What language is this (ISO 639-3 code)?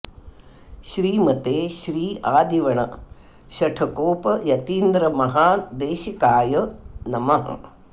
san